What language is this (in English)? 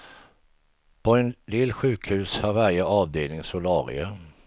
Swedish